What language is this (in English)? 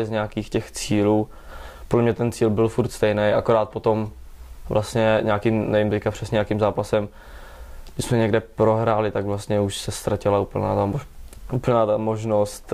Czech